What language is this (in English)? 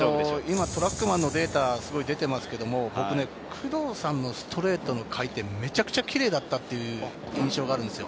Japanese